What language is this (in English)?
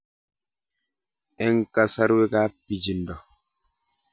Kalenjin